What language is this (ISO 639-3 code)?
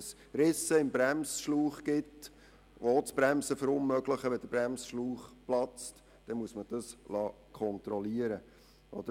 gsw